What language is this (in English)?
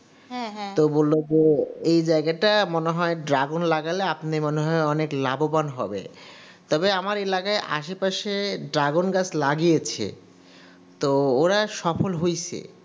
Bangla